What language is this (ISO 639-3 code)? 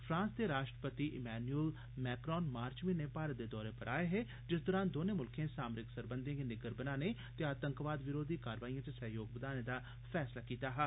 doi